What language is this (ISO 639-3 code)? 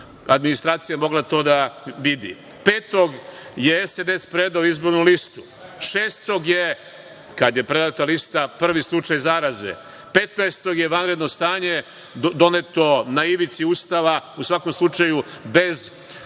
srp